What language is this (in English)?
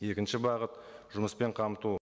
Kazakh